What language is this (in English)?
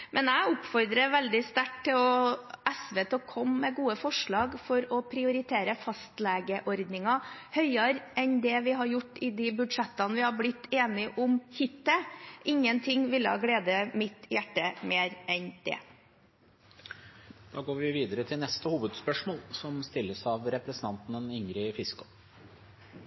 Norwegian